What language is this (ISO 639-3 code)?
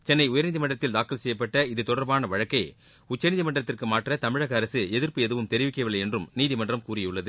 tam